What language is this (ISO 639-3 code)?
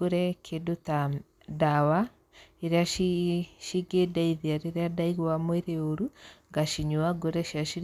kik